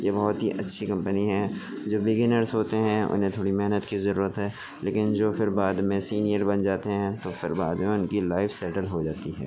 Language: Urdu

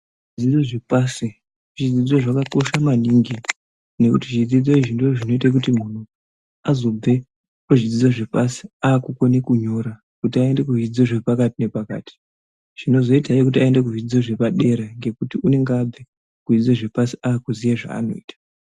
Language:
Ndau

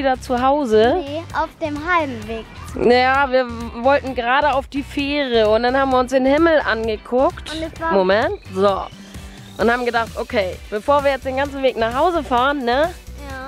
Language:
German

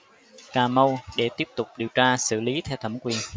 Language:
Vietnamese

